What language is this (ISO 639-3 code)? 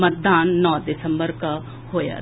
mai